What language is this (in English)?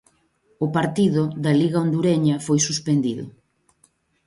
Galician